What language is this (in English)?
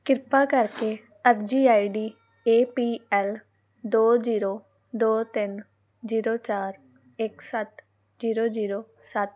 Punjabi